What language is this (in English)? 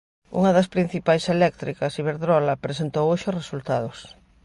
Galician